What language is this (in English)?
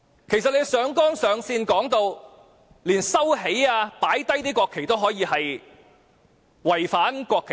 Cantonese